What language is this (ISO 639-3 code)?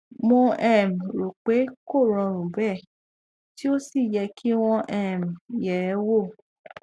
yor